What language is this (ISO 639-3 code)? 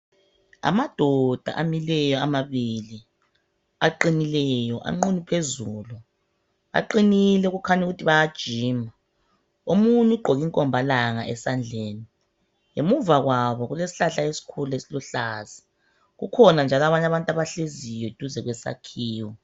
nde